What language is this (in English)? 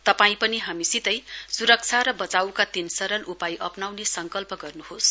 Nepali